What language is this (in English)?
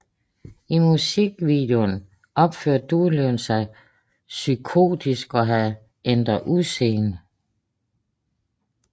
Danish